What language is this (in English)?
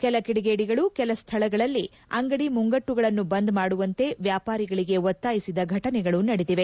Kannada